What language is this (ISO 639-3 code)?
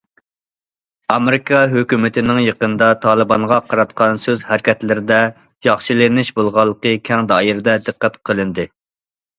uig